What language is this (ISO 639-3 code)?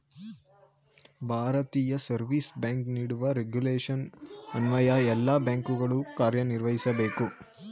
kan